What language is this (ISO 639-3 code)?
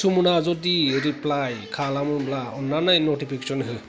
brx